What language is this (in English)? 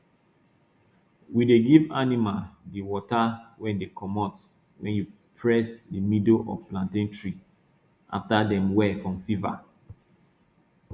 Nigerian Pidgin